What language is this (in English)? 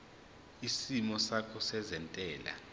Zulu